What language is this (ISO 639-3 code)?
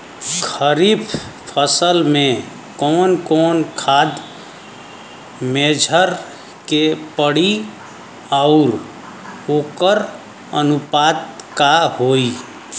bho